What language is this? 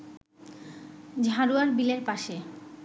Bangla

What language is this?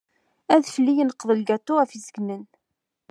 Kabyle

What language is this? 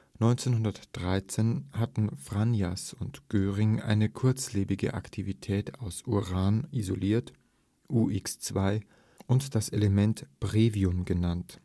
German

